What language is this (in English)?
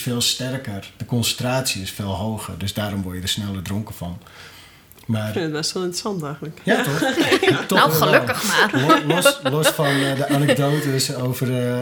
Dutch